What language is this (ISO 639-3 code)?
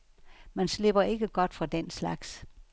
dan